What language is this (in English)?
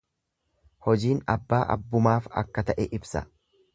Oromo